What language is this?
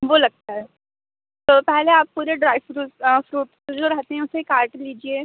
Hindi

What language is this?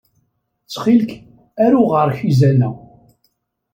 Kabyle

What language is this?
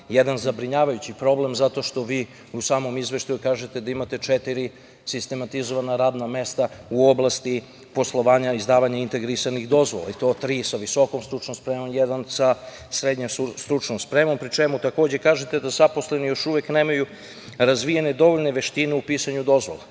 Serbian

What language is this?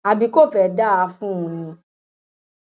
Yoruba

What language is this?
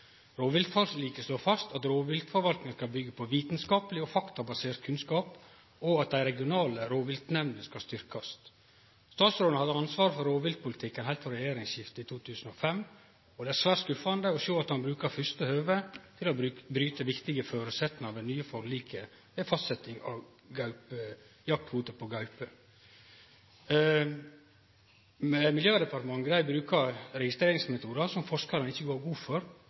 Norwegian Nynorsk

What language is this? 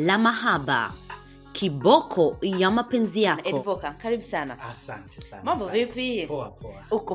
Swahili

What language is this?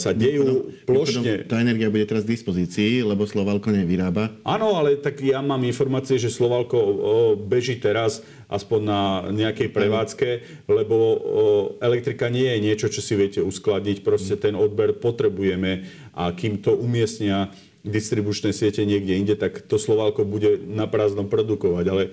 Slovak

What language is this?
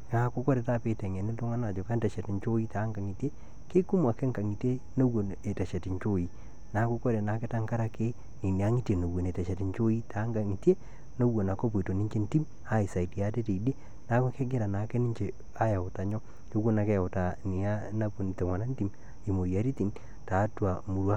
Masai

